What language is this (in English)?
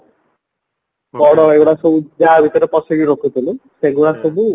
Odia